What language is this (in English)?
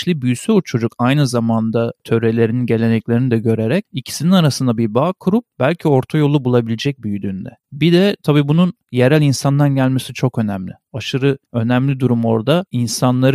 Turkish